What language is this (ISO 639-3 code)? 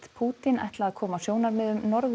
isl